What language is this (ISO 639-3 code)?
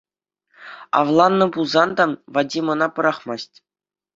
chv